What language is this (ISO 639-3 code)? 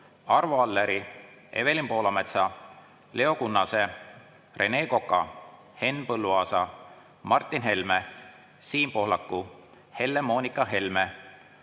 est